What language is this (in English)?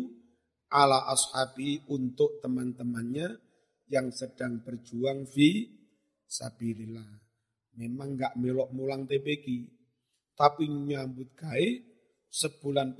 Indonesian